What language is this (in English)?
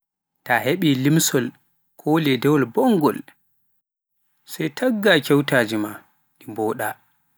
Pular